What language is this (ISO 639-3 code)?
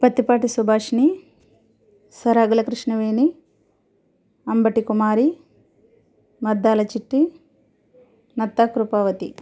tel